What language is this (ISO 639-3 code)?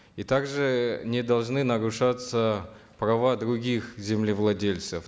kaz